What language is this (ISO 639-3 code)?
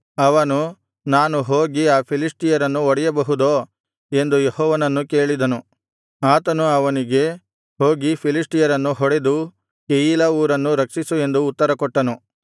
kan